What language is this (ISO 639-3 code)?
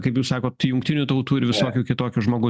lit